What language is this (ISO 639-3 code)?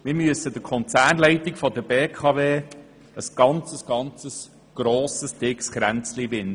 gsw